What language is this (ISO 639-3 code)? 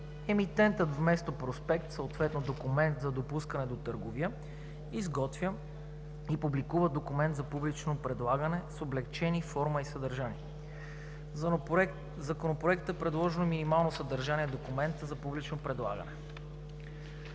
bul